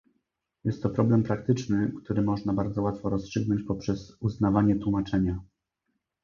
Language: Polish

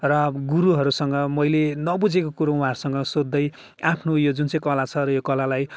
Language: Nepali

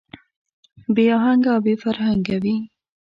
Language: Pashto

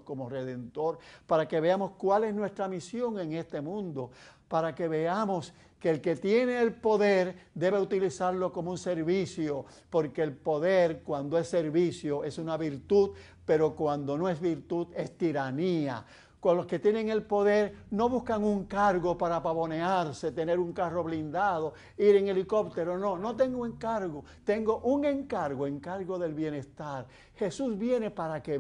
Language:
Spanish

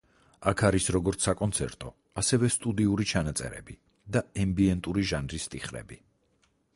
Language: Georgian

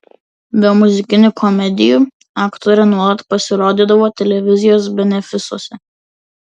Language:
Lithuanian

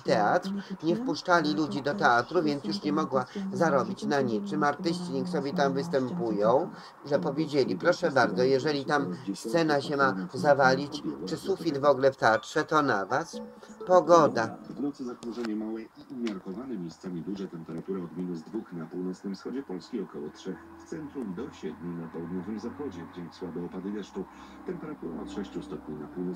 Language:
Polish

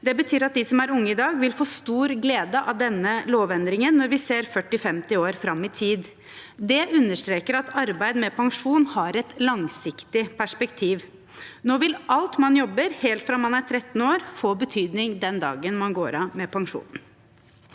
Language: Norwegian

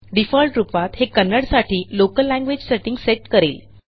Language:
Marathi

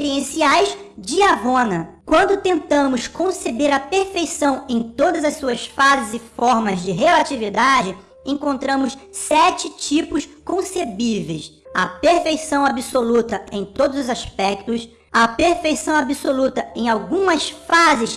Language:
Portuguese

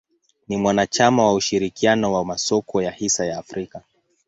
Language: Swahili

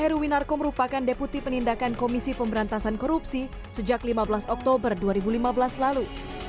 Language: Indonesian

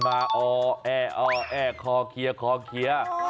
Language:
Thai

